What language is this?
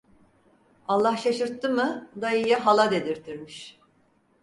Turkish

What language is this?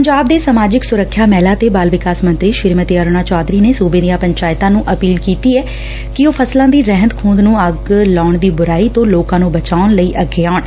Punjabi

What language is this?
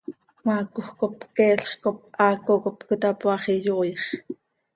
Seri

